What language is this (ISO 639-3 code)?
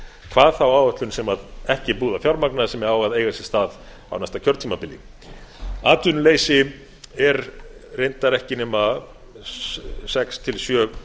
isl